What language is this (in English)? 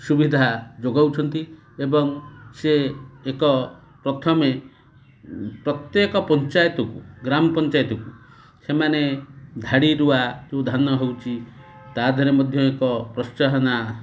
Odia